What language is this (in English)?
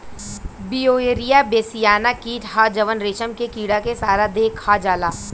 Bhojpuri